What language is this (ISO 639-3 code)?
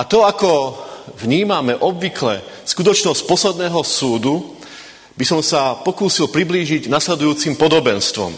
slk